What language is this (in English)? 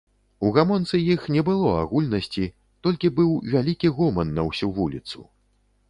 Belarusian